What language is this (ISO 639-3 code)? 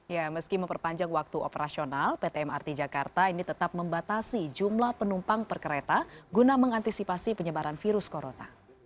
ind